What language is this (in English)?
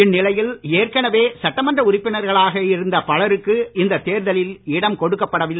Tamil